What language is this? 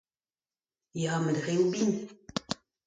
Breton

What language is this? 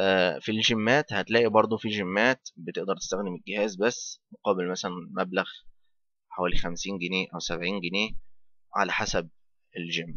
Arabic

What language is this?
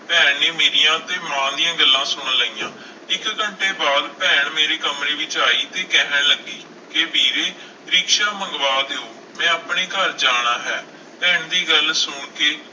Punjabi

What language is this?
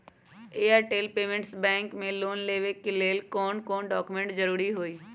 Magahi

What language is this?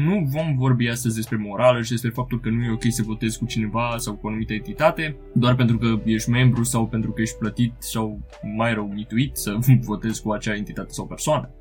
Romanian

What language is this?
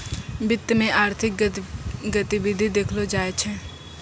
Maithili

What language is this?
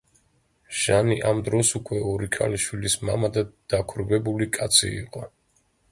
Georgian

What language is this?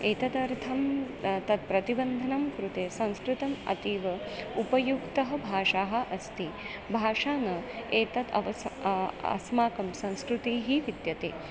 Sanskrit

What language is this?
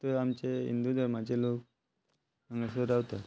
Konkani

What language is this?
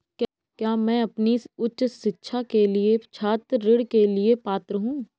Hindi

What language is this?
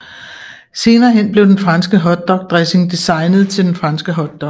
Danish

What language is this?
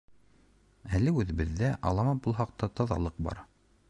Bashkir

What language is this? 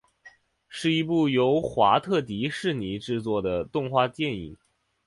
Chinese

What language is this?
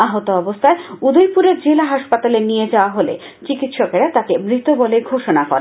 Bangla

